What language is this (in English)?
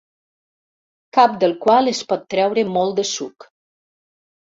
Catalan